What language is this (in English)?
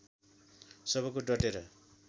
Nepali